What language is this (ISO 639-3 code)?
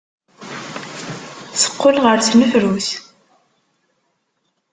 kab